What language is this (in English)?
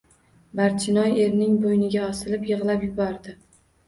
Uzbek